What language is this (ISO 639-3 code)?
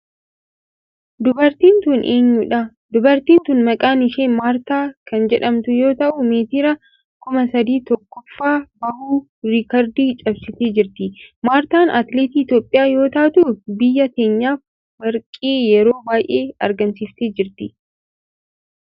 orm